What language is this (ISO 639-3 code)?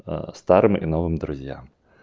rus